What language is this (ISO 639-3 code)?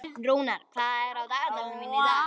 isl